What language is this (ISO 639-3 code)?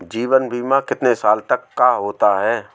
hin